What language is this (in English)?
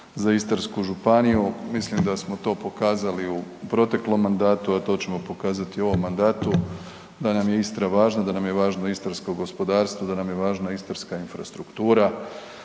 Croatian